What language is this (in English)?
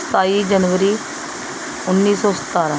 Punjabi